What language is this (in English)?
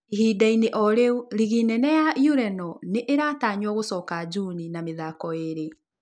Kikuyu